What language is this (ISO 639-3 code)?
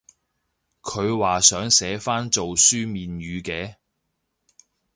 yue